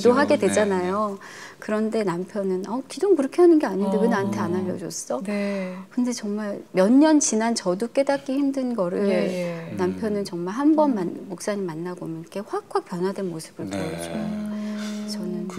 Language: Korean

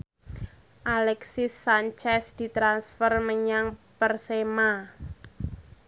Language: Javanese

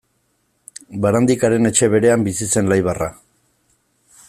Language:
Basque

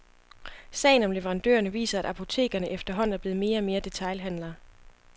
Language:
Danish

